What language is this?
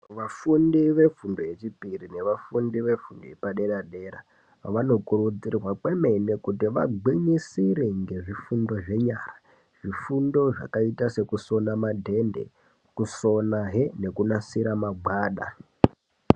Ndau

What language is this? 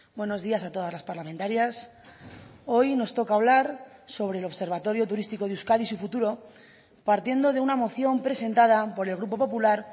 Spanish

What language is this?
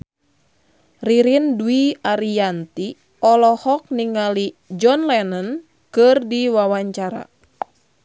Sundanese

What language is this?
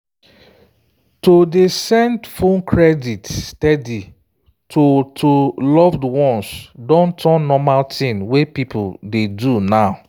Nigerian Pidgin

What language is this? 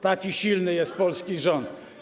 Polish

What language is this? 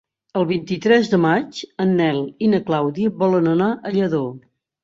Catalan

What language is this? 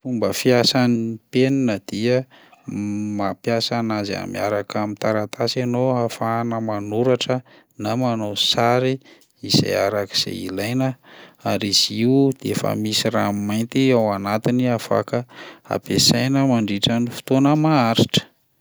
Malagasy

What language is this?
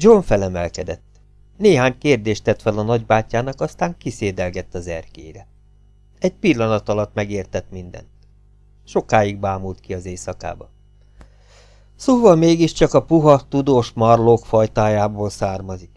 Hungarian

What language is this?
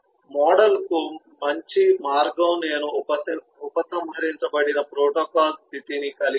Telugu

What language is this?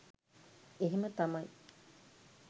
Sinhala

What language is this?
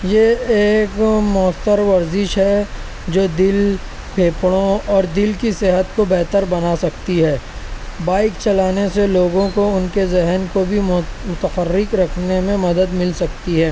Urdu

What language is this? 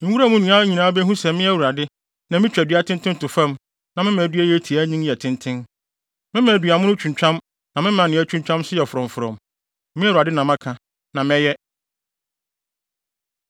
Akan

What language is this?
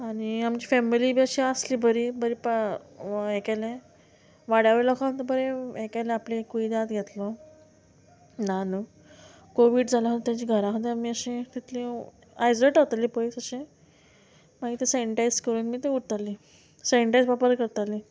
Konkani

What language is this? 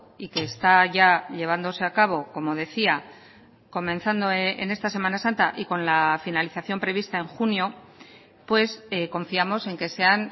Spanish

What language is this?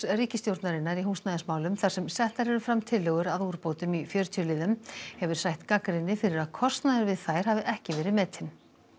Icelandic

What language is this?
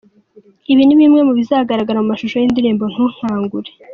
Kinyarwanda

